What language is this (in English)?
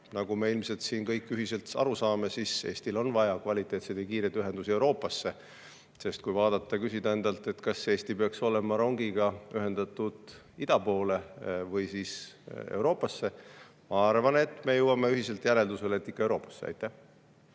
Estonian